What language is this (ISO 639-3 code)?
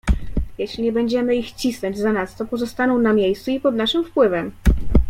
pol